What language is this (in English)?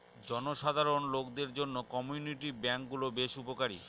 Bangla